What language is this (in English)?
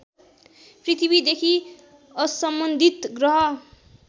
Nepali